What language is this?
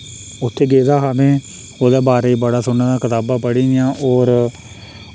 Dogri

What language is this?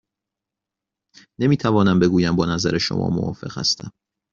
Persian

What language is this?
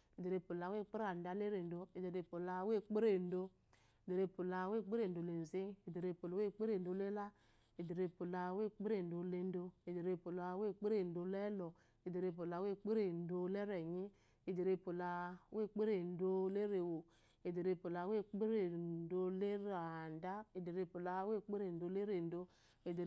Eloyi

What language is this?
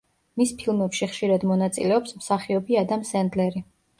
Georgian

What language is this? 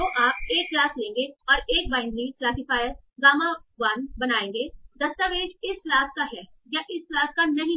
Hindi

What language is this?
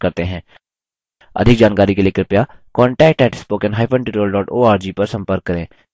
Hindi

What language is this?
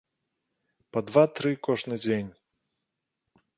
Belarusian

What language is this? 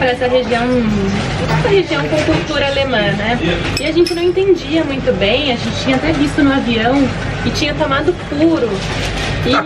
Portuguese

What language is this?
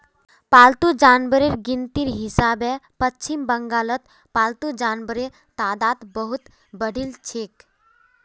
Magahi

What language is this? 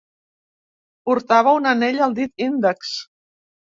Catalan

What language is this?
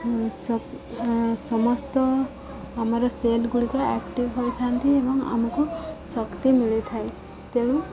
Odia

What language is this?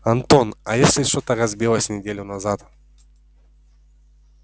Russian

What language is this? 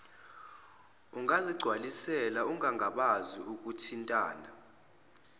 Zulu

